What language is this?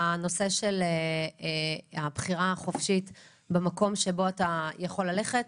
Hebrew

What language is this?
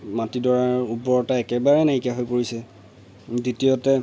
Assamese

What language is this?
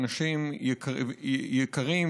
Hebrew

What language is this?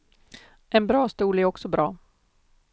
Swedish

